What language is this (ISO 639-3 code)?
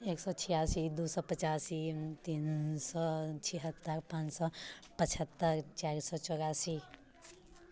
mai